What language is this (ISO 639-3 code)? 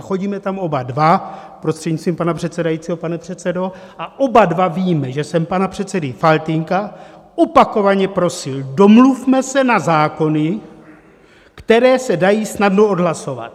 ces